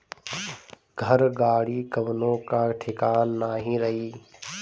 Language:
Bhojpuri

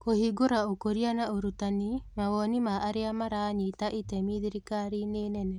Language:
Kikuyu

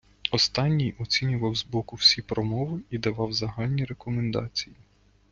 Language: Ukrainian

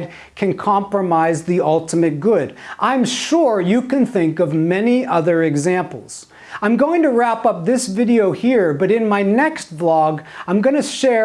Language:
English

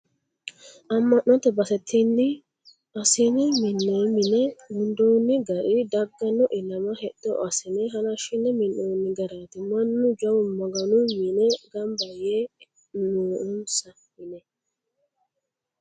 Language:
Sidamo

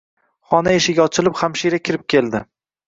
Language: Uzbek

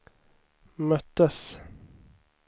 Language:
Swedish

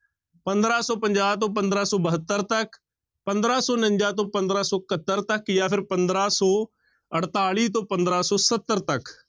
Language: Punjabi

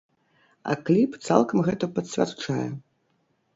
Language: Belarusian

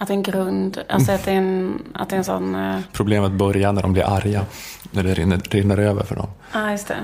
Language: Swedish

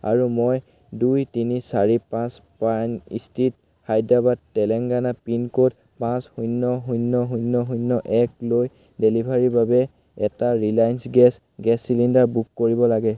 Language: Assamese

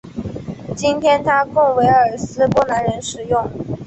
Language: Chinese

